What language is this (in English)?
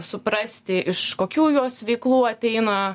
Lithuanian